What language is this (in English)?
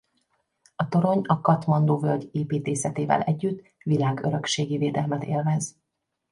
Hungarian